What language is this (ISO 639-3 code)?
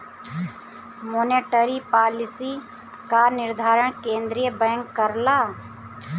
bho